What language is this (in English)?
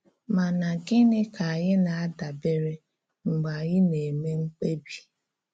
Igbo